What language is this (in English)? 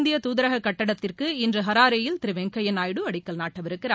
Tamil